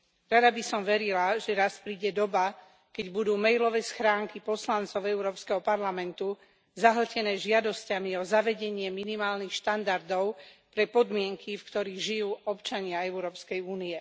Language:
Slovak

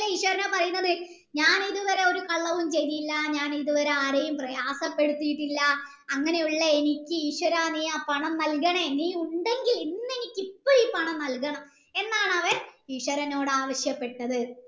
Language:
Malayalam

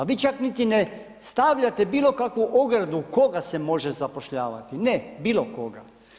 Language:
Croatian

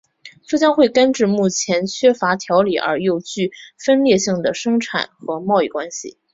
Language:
Chinese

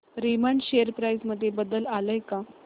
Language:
Marathi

